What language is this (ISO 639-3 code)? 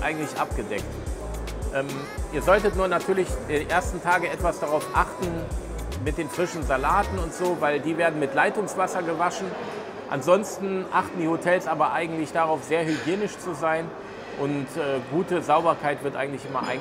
deu